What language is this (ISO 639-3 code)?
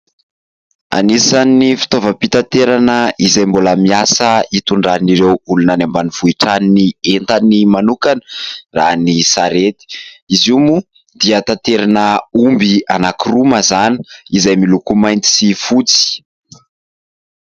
mlg